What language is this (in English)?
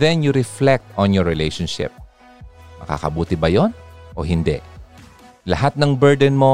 Filipino